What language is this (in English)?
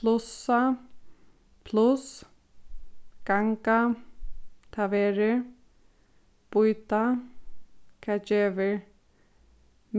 Faroese